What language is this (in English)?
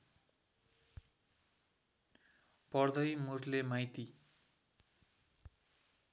Nepali